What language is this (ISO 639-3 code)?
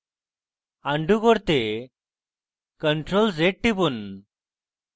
ben